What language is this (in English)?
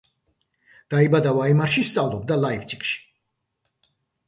Georgian